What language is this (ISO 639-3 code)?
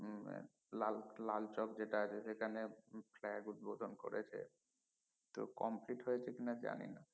ben